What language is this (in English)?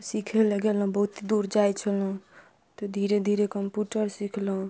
Maithili